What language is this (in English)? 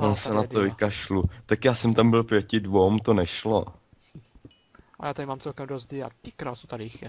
Czech